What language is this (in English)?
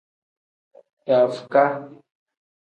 Tem